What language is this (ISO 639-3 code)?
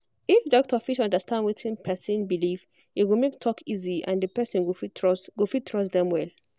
pcm